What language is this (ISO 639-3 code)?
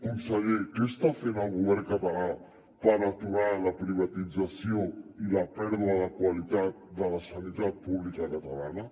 cat